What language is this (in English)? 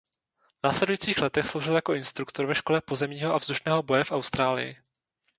Czech